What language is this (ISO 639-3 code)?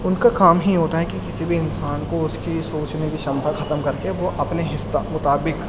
urd